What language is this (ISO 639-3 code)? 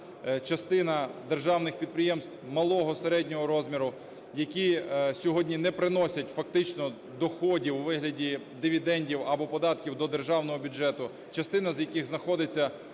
ukr